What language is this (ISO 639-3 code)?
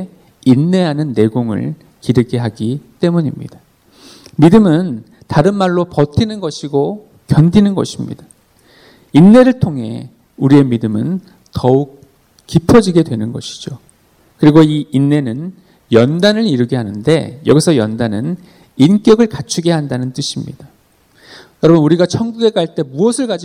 kor